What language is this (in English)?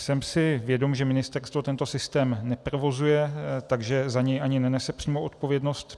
Czech